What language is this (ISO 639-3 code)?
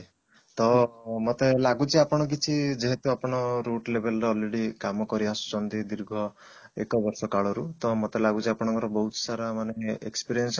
ori